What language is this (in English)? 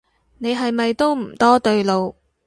Cantonese